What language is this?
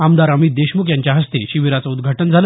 Marathi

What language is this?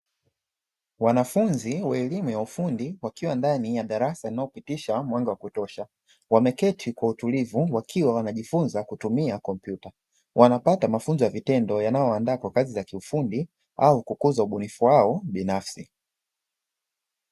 Swahili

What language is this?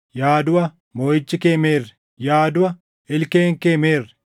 Oromo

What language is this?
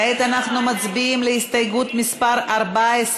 Hebrew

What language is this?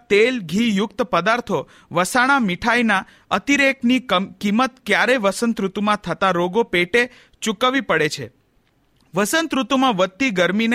Hindi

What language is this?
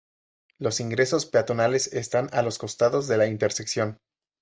Spanish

